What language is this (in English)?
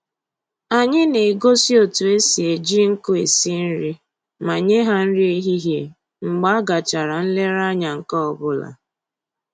Igbo